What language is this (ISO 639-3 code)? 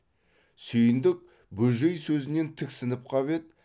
kaz